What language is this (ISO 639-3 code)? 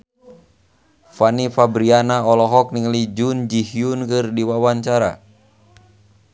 sun